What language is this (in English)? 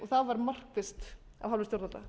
Icelandic